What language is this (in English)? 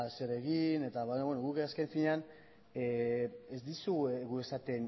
Basque